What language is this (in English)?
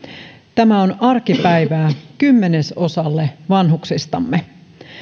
Finnish